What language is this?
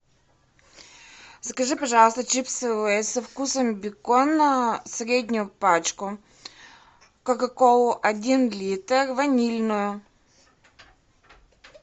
Russian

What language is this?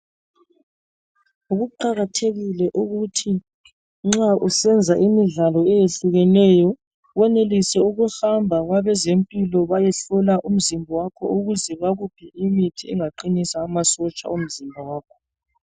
North Ndebele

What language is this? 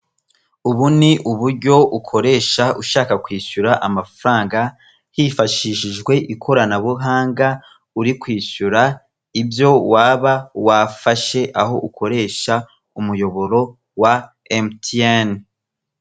Kinyarwanda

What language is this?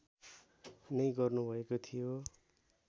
Nepali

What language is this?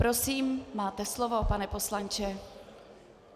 Czech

